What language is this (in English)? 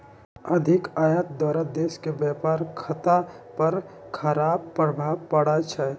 Magahi